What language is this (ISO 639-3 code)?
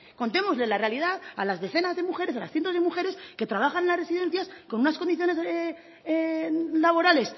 spa